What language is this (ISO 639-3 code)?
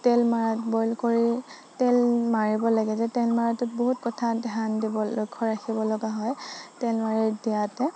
asm